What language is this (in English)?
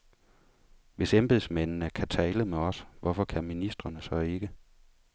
Danish